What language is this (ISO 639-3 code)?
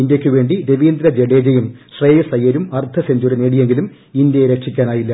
mal